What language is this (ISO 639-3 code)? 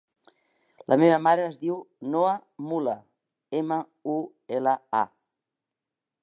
cat